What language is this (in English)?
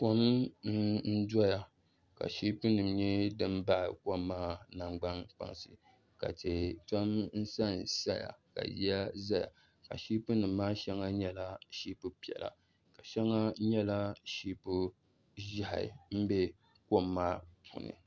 Dagbani